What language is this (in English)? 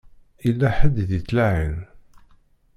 Kabyle